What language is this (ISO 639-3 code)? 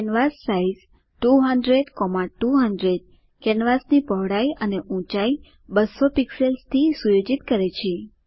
guj